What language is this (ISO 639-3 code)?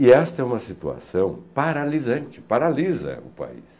por